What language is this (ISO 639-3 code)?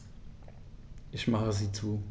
deu